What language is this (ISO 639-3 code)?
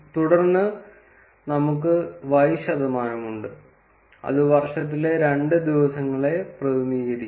mal